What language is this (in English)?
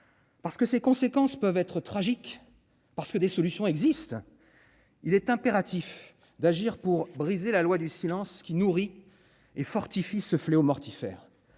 French